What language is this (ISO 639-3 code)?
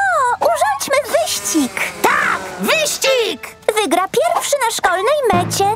pol